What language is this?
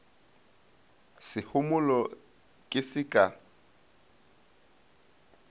Northern Sotho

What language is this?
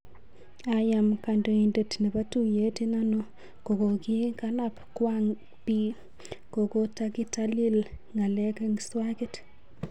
Kalenjin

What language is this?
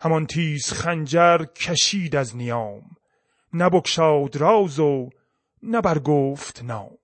Persian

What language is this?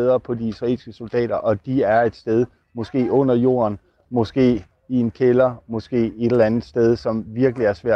Danish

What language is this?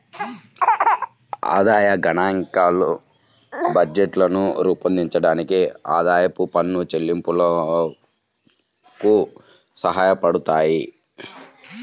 Telugu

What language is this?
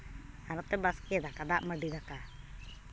Santali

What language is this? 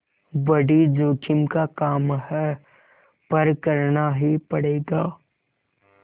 Hindi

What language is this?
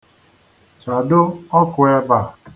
Igbo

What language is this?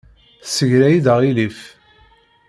Kabyle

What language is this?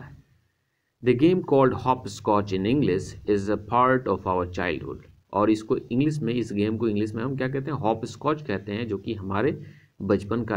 Hindi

